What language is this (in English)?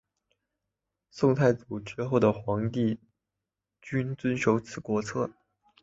Chinese